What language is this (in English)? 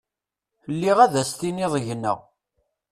Kabyle